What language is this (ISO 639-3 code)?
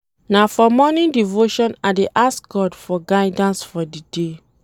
pcm